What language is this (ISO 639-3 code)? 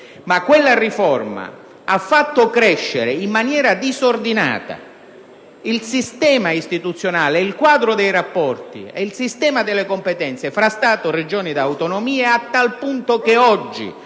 ita